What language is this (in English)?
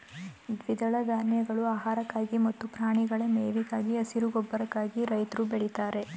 Kannada